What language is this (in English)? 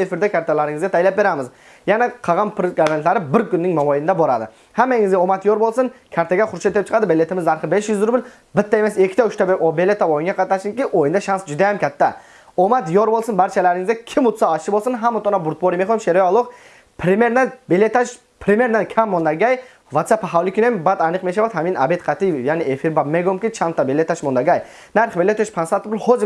Turkish